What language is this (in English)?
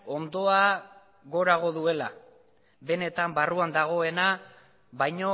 Basque